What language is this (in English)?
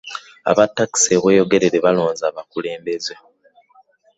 Ganda